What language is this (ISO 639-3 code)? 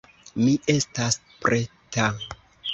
epo